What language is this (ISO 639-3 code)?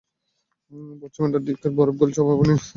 ben